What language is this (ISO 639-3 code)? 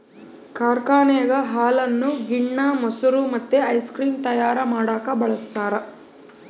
kan